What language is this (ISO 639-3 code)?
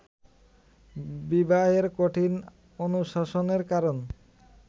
ben